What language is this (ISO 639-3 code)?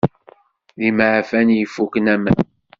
kab